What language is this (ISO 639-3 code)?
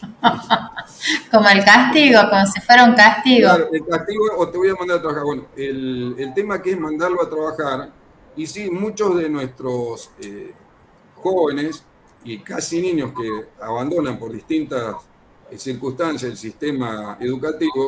spa